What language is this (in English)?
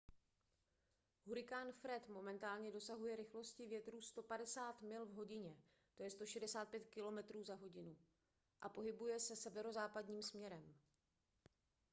Czech